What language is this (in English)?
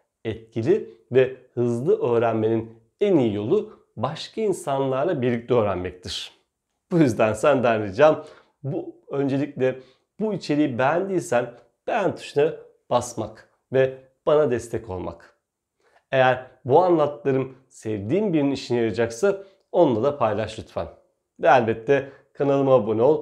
Turkish